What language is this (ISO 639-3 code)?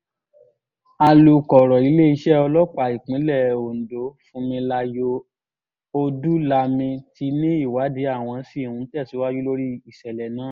yor